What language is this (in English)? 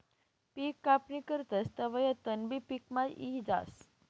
Marathi